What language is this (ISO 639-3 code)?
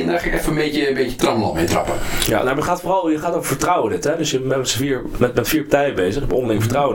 nld